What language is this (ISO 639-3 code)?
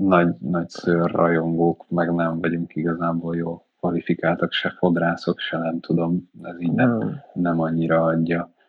hun